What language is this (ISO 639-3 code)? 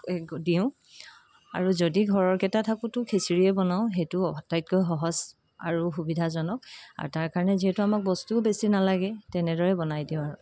asm